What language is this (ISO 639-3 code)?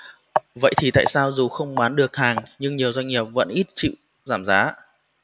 vie